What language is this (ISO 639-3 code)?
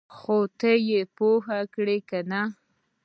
pus